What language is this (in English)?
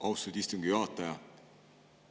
Estonian